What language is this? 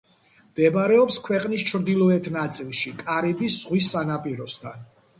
Georgian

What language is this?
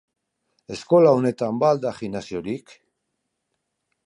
Basque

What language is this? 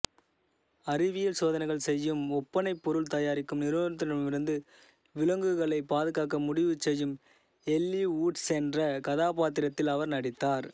Tamil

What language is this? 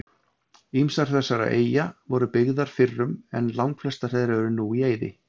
Icelandic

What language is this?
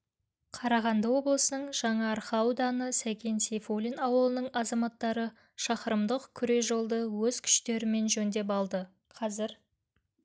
Kazakh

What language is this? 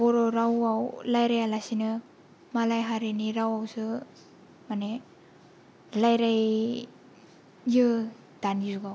Bodo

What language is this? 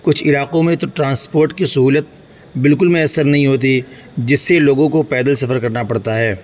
Urdu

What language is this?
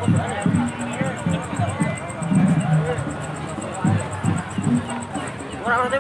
Indonesian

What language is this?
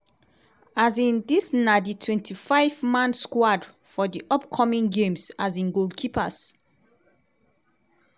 Nigerian Pidgin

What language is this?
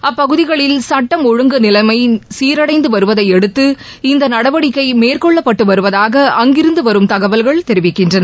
Tamil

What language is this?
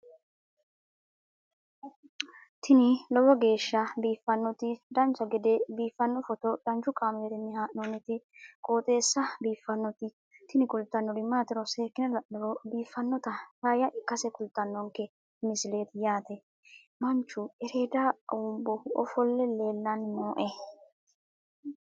Sidamo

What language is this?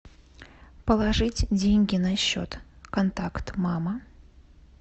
Russian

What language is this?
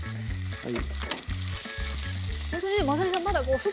Japanese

